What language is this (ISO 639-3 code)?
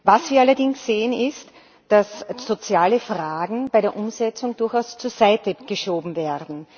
deu